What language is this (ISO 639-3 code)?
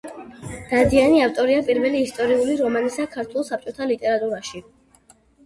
kat